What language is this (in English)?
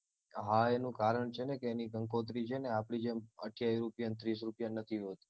Gujarati